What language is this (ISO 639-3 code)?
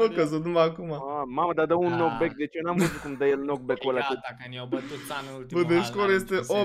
ron